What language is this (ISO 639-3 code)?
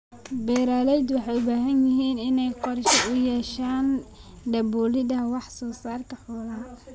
som